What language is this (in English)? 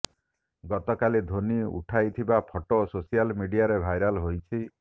Odia